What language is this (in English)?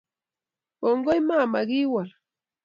Kalenjin